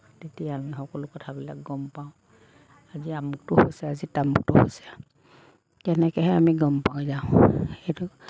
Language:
Assamese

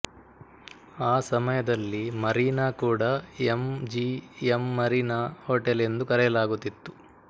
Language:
Kannada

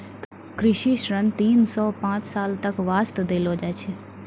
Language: Maithili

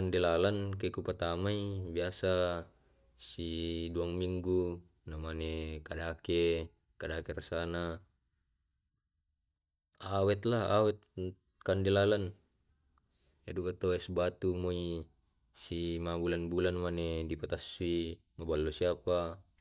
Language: Tae'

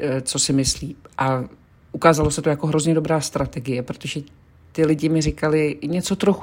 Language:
Czech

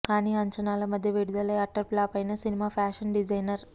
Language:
Telugu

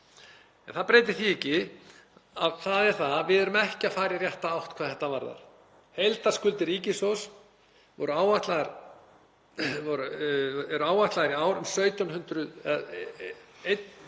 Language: Icelandic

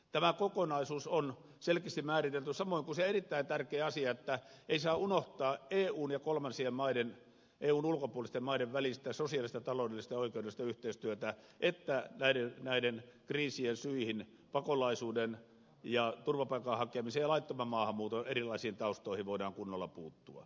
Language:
Finnish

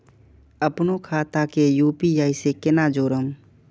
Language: Maithili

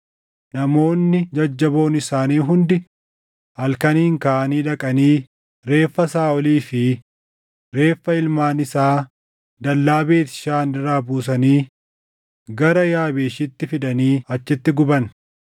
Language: Oromo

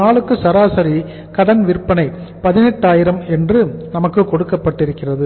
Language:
Tamil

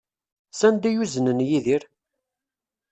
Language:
Kabyle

